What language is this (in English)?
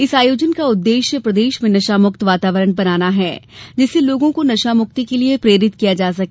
Hindi